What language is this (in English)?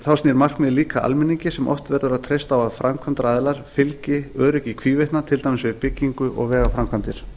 Icelandic